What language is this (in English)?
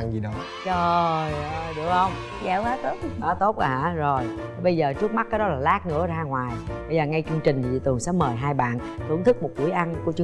Vietnamese